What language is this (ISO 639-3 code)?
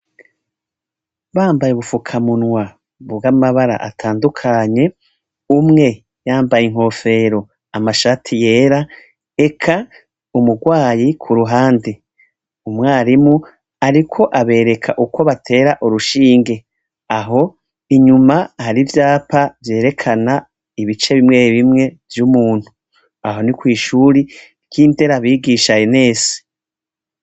run